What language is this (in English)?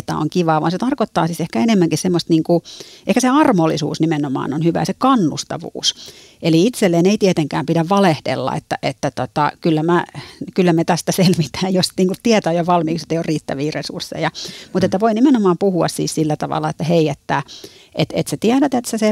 Finnish